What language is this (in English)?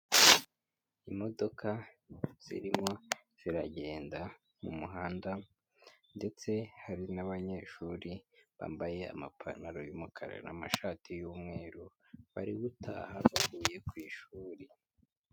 Kinyarwanda